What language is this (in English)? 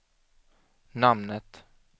Swedish